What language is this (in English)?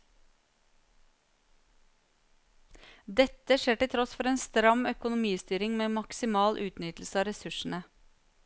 Norwegian